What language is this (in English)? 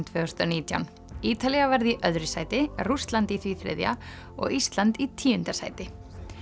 Icelandic